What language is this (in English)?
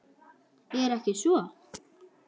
Icelandic